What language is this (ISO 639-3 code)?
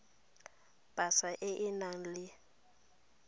tsn